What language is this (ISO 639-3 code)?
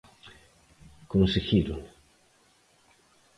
glg